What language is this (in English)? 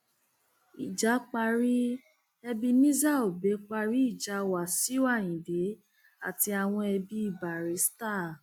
Yoruba